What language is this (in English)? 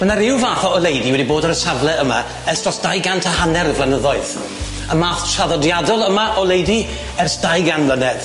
Welsh